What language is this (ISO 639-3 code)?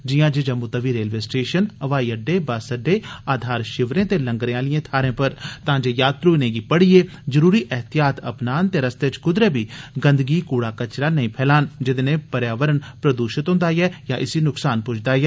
doi